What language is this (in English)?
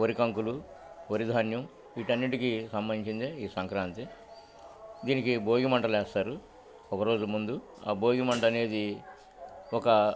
Telugu